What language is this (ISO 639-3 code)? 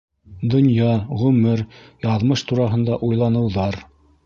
bak